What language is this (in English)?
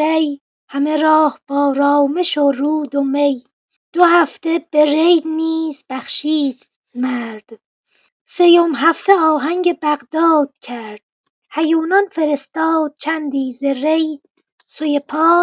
Persian